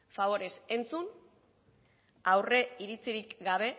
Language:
Basque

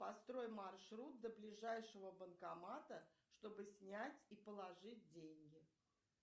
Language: Russian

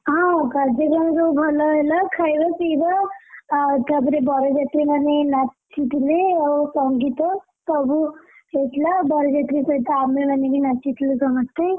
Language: Odia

